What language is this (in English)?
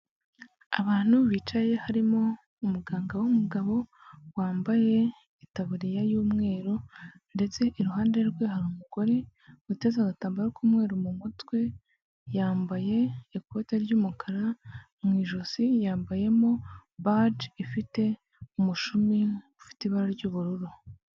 Kinyarwanda